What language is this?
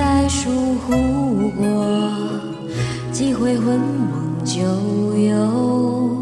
Chinese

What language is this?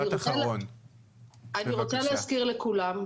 Hebrew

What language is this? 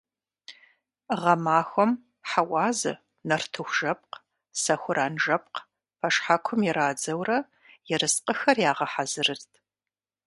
Kabardian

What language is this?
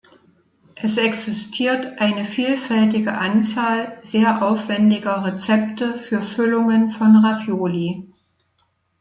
German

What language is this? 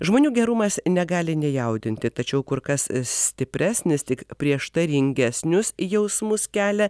Lithuanian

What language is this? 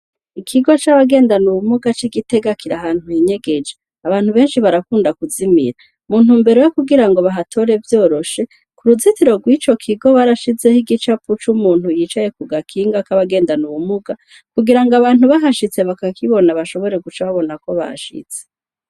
Rundi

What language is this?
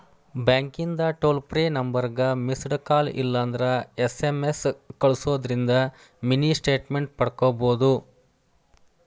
Kannada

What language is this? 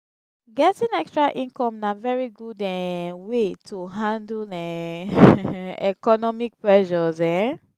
Nigerian Pidgin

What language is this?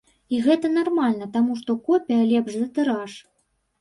Belarusian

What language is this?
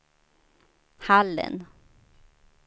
Swedish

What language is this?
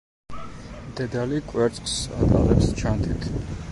Georgian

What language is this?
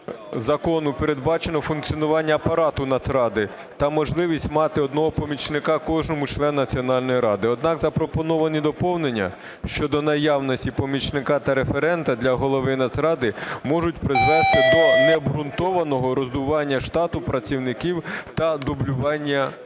Ukrainian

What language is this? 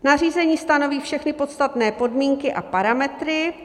Czech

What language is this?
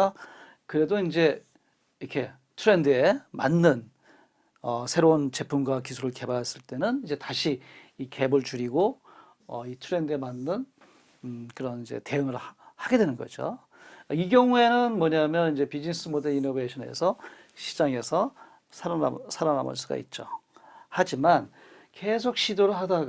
Korean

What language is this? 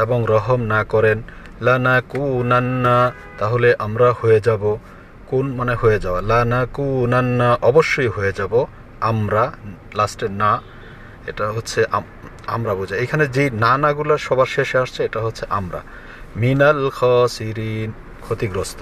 Bangla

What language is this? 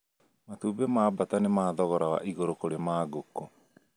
Kikuyu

